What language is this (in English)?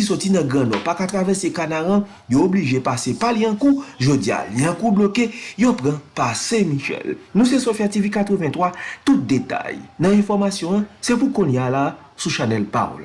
French